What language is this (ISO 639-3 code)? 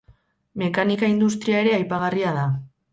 eus